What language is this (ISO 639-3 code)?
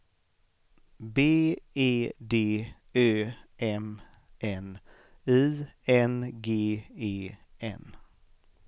swe